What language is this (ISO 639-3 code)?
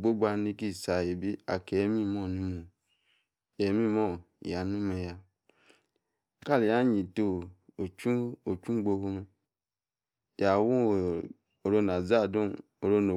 ekr